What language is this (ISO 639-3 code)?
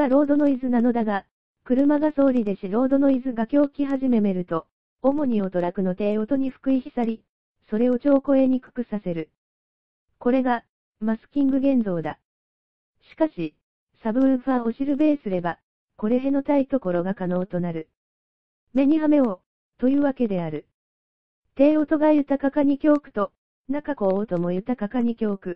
jpn